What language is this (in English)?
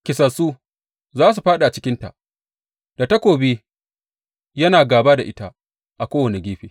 Hausa